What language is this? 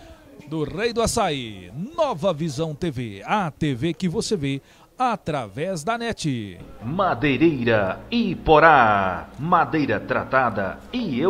Portuguese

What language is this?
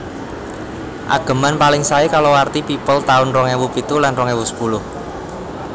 Javanese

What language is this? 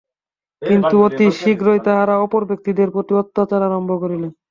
Bangla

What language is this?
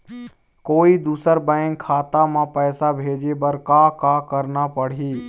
Chhattisgarhi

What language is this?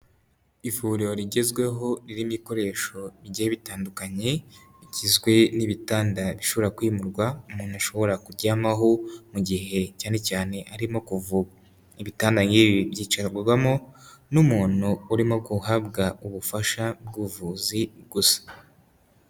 Kinyarwanda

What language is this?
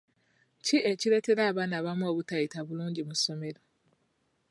Ganda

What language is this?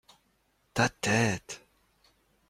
French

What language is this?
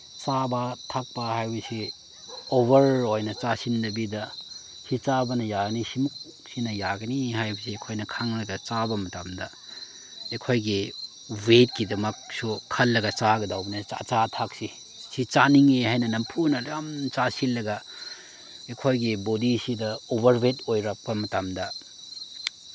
Manipuri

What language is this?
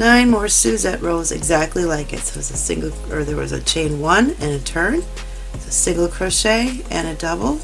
English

